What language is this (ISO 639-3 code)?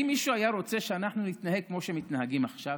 heb